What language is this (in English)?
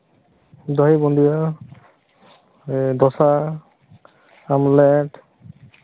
Santali